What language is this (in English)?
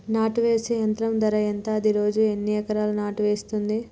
Telugu